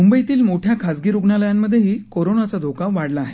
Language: Marathi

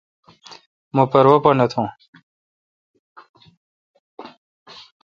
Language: Kalkoti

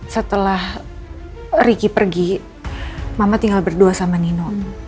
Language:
Indonesian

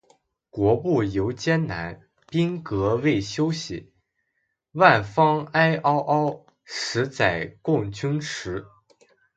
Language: Chinese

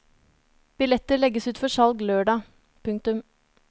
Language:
Norwegian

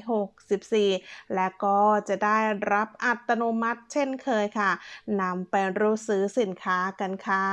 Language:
Thai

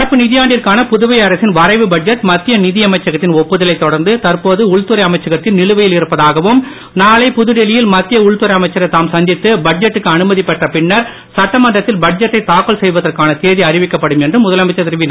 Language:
Tamil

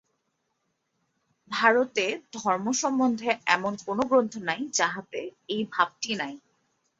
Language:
Bangla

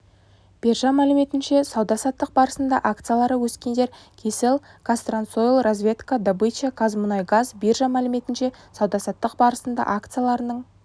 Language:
Kazakh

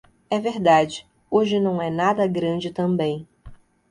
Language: Portuguese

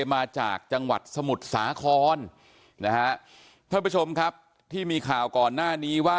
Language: Thai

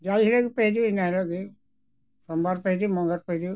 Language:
Santali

